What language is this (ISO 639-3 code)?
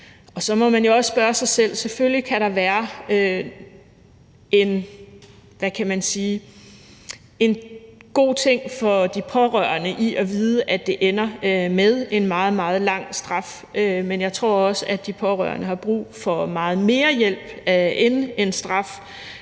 dan